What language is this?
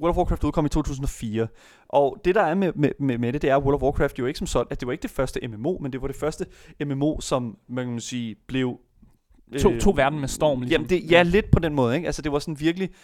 Danish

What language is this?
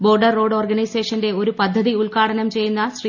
Malayalam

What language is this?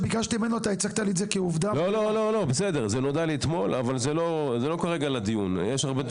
Hebrew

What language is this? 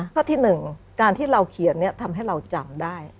Thai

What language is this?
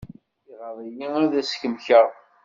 Kabyle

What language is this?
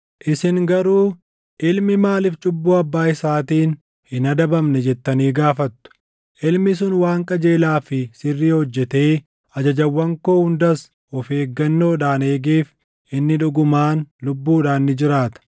Oromo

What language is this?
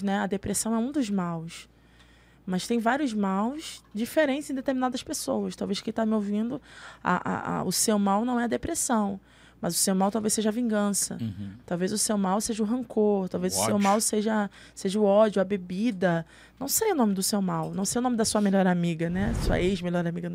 Portuguese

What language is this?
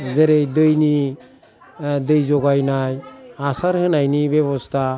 Bodo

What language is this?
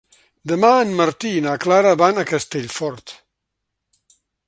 Catalan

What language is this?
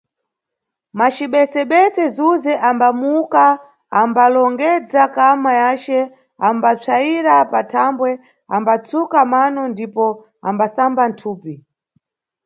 Nyungwe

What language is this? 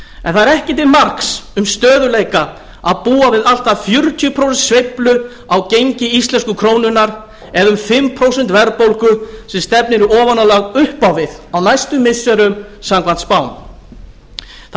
Icelandic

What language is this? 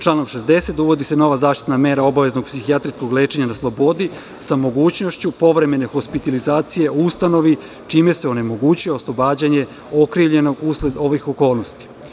Serbian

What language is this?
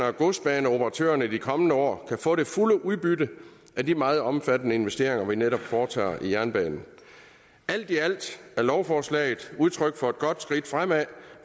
Danish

